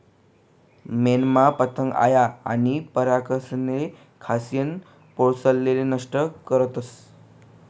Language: Marathi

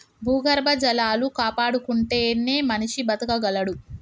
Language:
Telugu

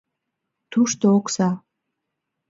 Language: Mari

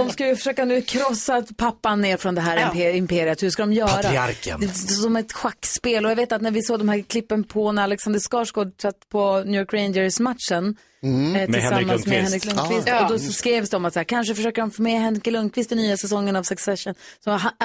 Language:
Swedish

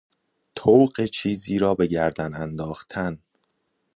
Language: Persian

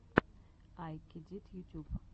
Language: Russian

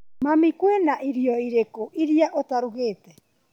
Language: Kikuyu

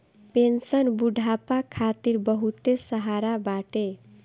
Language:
Bhojpuri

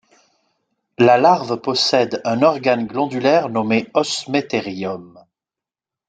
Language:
French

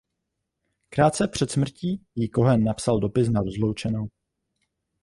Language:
Czech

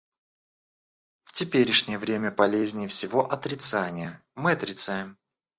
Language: Russian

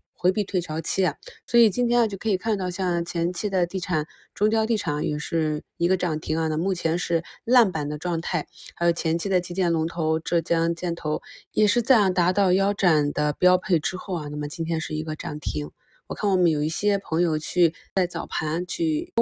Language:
Chinese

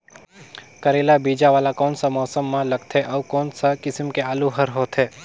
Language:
Chhattisgarhi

